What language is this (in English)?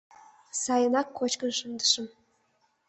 Mari